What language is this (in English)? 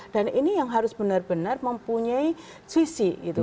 Indonesian